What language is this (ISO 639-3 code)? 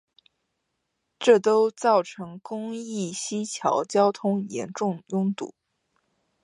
zho